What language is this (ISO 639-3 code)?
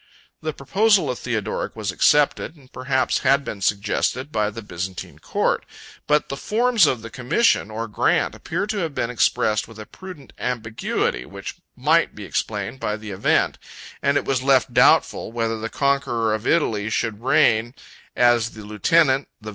eng